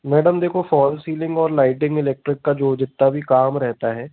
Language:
Hindi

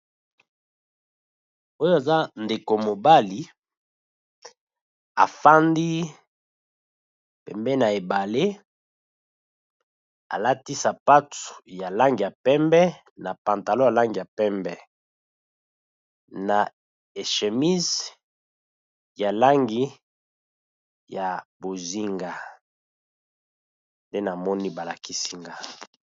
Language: Lingala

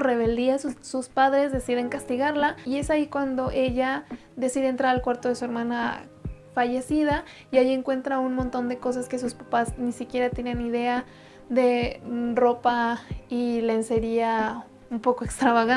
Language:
Spanish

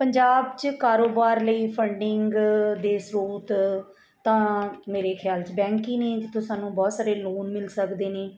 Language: Punjabi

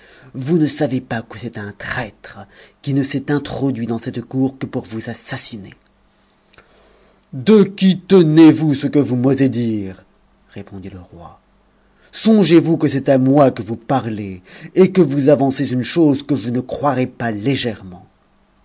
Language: French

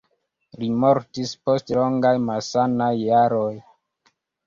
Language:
Esperanto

